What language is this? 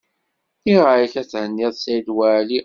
Kabyle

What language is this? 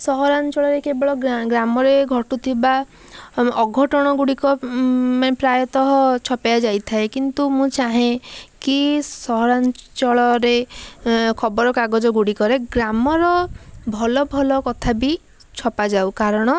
Odia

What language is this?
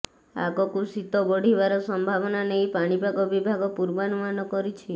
Odia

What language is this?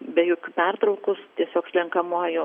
Lithuanian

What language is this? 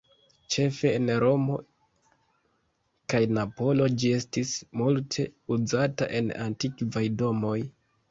Esperanto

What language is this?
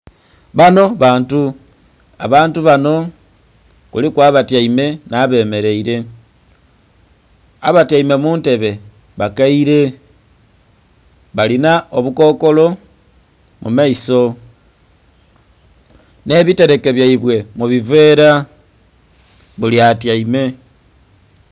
Soga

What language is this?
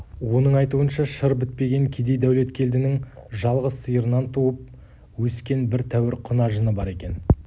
Kazakh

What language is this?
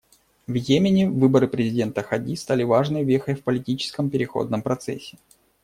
Russian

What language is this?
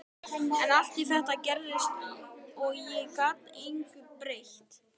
Icelandic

